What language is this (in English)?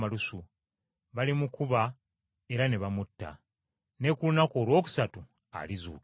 Ganda